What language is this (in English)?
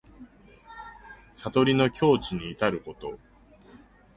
Japanese